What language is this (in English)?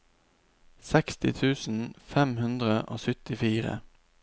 Norwegian